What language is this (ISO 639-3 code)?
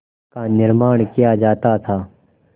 hin